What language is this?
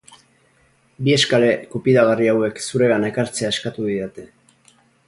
Basque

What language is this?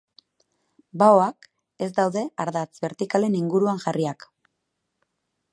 Basque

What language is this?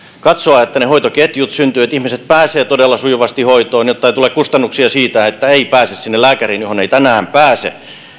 Finnish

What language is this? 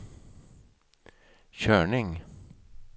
Swedish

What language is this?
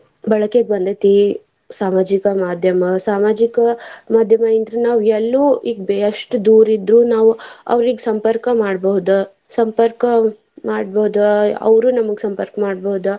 Kannada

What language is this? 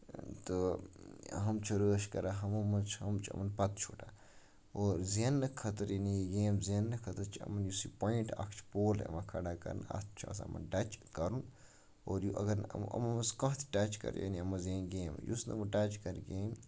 Kashmiri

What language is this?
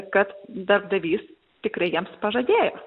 Lithuanian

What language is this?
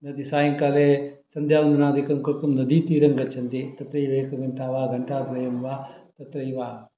Sanskrit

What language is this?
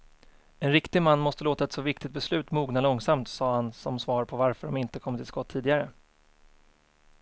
Swedish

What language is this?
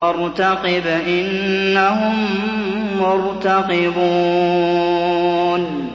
Arabic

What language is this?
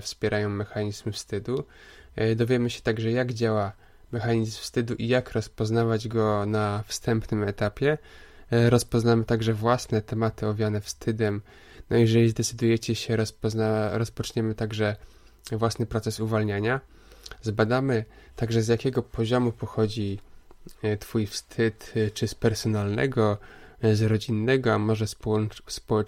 Polish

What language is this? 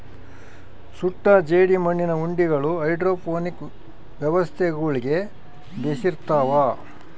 Kannada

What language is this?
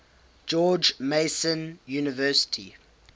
English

